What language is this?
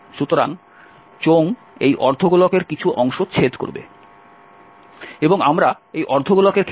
Bangla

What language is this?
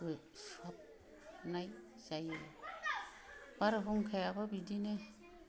Bodo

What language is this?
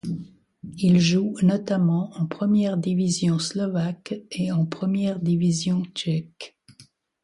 French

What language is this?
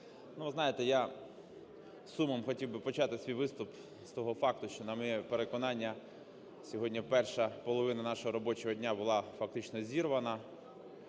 Ukrainian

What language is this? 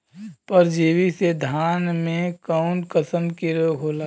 Bhojpuri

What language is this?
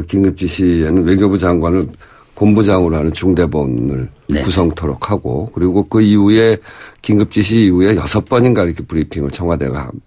Korean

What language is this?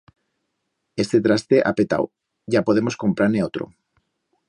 Aragonese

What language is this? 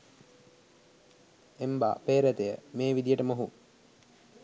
Sinhala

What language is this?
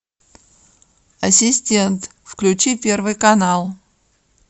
Russian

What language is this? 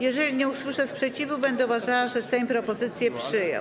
Polish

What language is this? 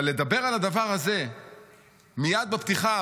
Hebrew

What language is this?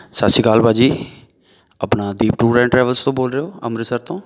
Punjabi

